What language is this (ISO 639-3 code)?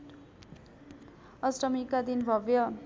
nep